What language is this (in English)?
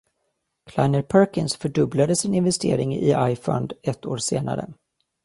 Swedish